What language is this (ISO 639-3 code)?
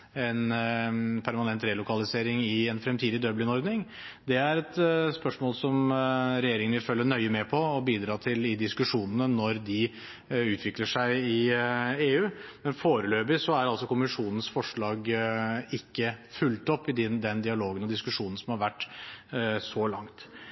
nob